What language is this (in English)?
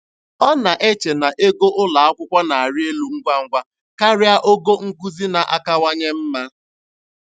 Igbo